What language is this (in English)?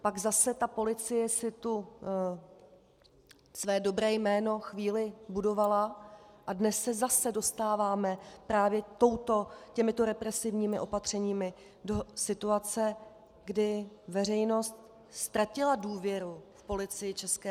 Czech